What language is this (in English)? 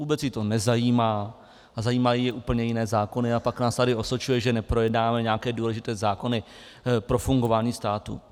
Czech